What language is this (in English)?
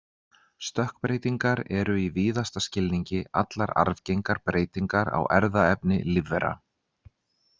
Icelandic